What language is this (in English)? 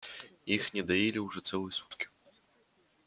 Russian